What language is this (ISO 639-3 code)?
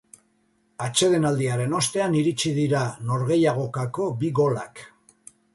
eus